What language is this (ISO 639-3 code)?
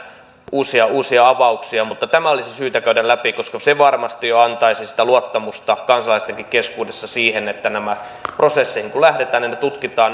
fin